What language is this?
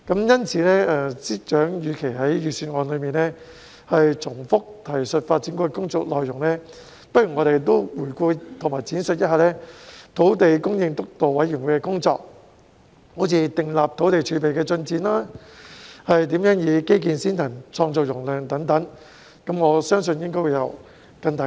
Cantonese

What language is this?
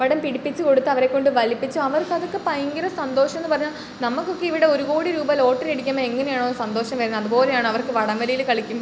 Malayalam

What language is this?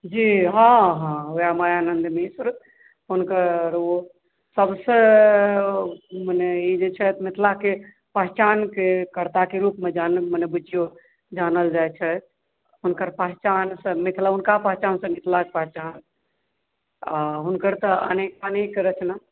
Maithili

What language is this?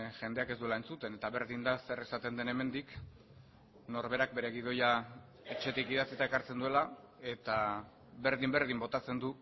Basque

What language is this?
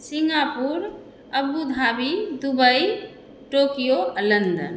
Maithili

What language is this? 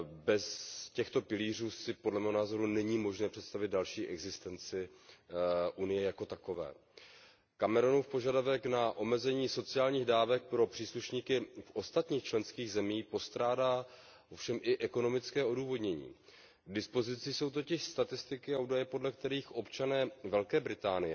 Czech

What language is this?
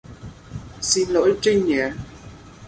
Vietnamese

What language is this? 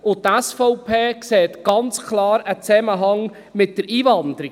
Swiss German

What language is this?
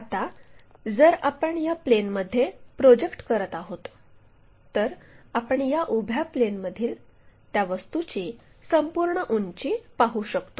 Marathi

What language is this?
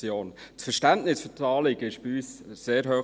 Swiss German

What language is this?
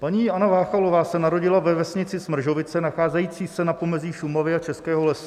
Czech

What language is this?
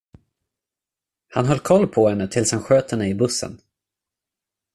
Swedish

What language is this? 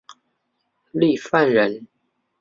Chinese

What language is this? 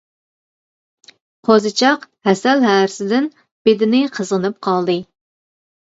Uyghur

